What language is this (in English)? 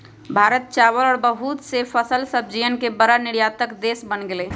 Magahi